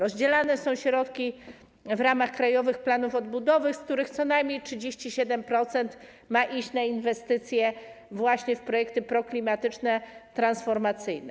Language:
Polish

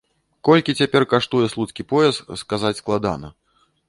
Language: Belarusian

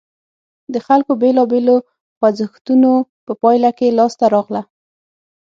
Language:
Pashto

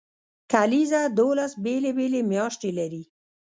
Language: Pashto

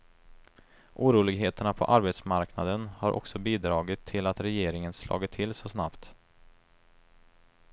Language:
Swedish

